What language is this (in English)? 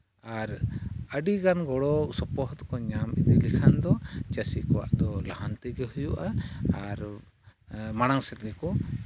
Santali